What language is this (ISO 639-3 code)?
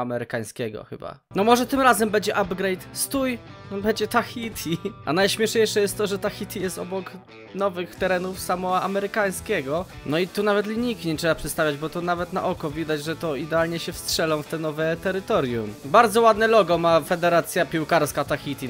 pol